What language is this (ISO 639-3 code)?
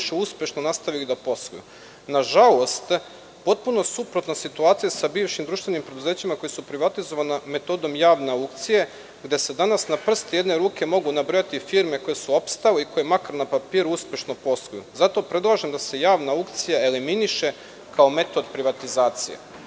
srp